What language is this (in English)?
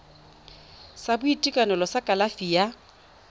Tswana